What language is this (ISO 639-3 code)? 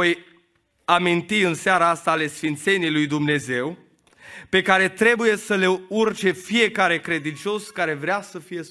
ron